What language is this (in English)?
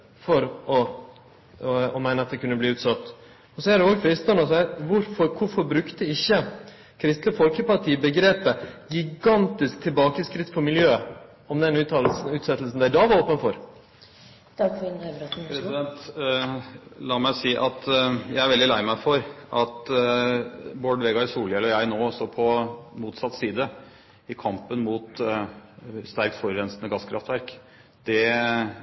Norwegian